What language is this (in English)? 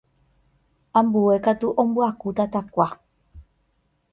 Guarani